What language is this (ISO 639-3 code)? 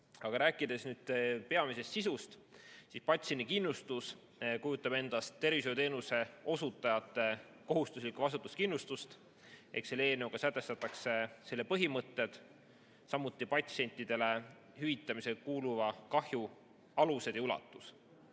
est